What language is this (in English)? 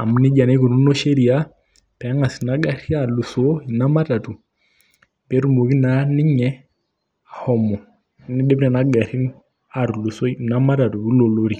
Masai